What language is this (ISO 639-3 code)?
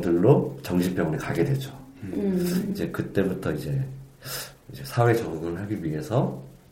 kor